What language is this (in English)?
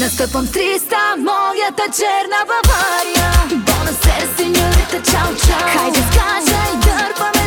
Bulgarian